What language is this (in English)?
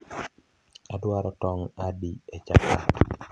Luo (Kenya and Tanzania)